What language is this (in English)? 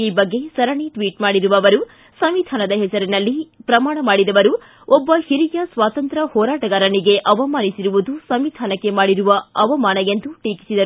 Kannada